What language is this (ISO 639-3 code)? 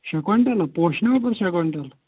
kas